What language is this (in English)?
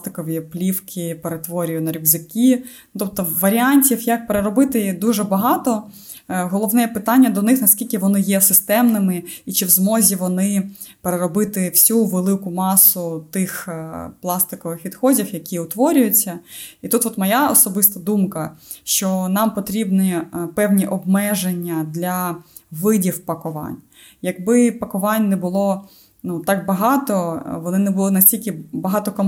Ukrainian